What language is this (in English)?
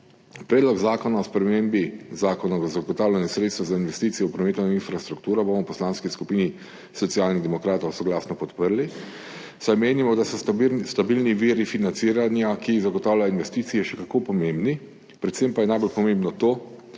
Slovenian